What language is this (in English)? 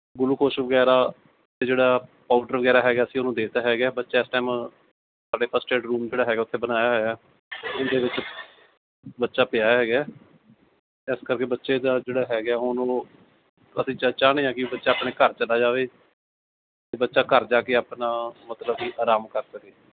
Punjabi